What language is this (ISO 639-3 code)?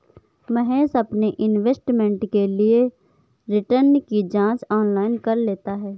hin